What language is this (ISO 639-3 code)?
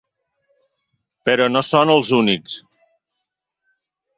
cat